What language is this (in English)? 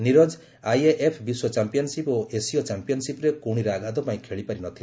Odia